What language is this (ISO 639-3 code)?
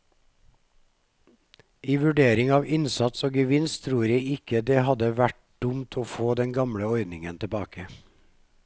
nor